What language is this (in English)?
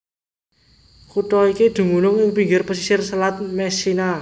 Javanese